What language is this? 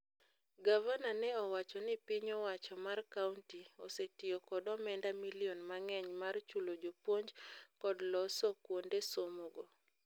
Luo (Kenya and Tanzania)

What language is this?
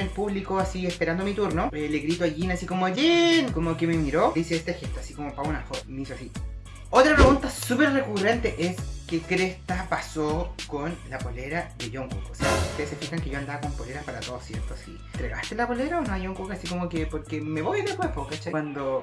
Spanish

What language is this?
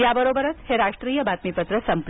Marathi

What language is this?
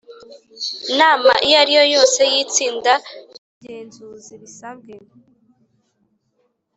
Kinyarwanda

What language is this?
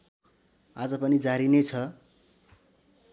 Nepali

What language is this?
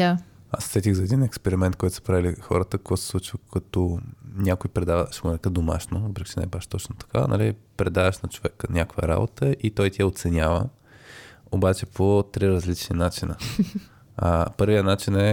Bulgarian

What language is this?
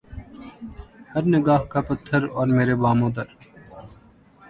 Urdu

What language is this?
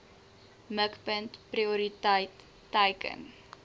Afrikaans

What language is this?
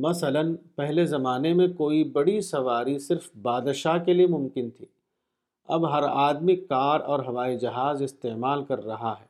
Urdu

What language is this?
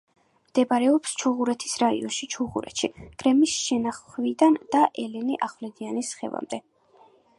Georgian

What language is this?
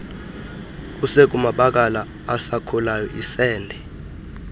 Xhosa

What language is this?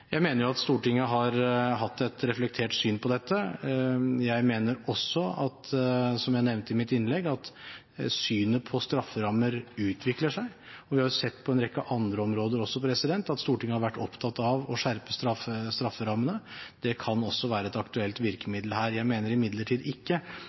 Norwegian Bokmål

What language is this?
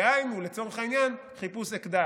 Hebrew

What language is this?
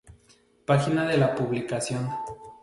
Spanish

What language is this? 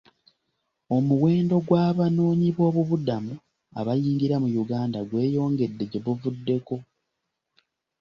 Ganda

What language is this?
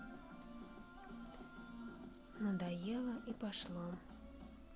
Russian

